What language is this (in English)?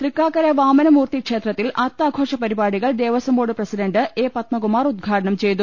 Malayalam